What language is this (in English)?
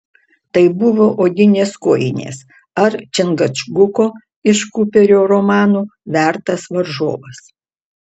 Lithuanian